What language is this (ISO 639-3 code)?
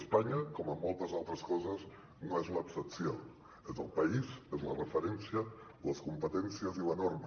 cat